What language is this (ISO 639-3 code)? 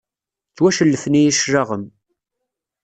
kab